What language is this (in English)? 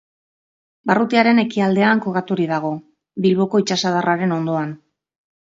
Basque